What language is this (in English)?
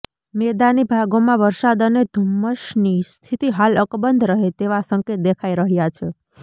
Gujarati